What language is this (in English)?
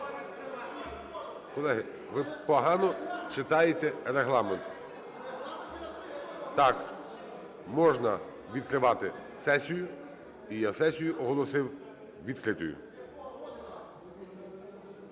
Ukrainian